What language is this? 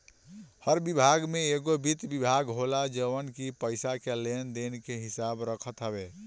Bhojpuri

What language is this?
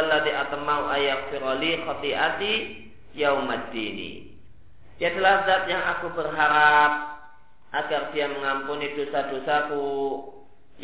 Indonesian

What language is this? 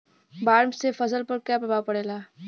Bhojpuri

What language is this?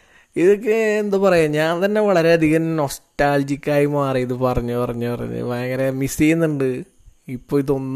Malayalam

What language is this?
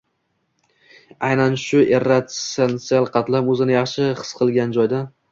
Uzbek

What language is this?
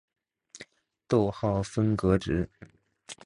Chinese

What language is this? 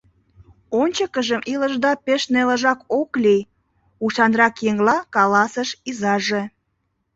Mari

